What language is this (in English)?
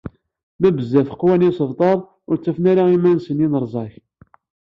Kabyle